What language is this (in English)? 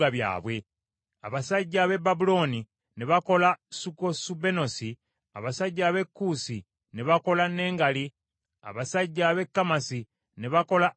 Ganda